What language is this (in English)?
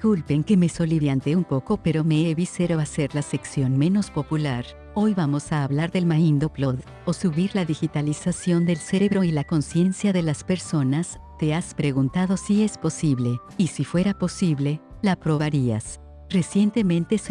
Spanish